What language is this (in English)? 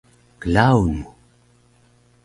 Taroko